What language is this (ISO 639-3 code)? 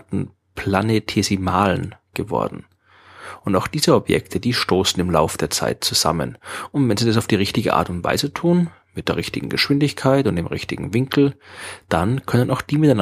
deu